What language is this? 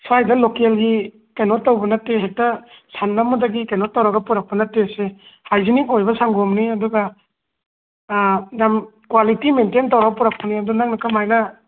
Manipuri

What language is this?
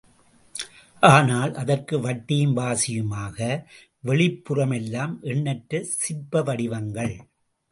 Tamil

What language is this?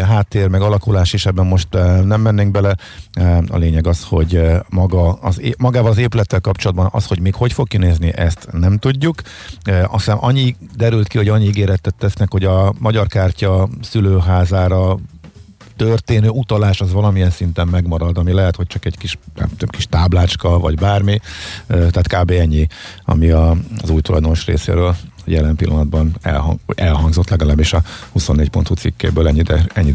Hungarian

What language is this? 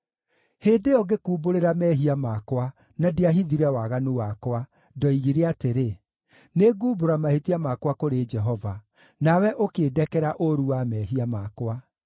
Kikuyu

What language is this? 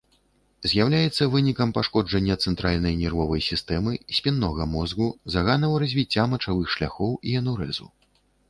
Belarusian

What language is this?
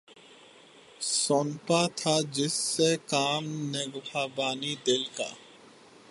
Urdu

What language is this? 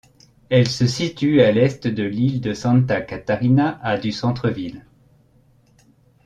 French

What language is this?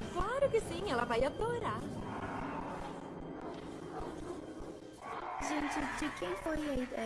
Portuguese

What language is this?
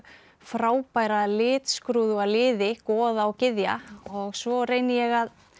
Icelandic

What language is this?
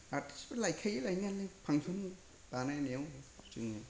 Bodo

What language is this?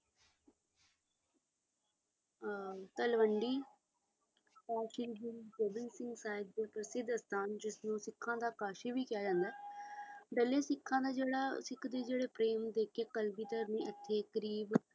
Punjabi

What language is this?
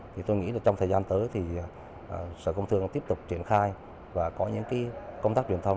Vietnamese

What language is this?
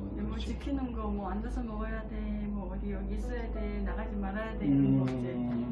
Korean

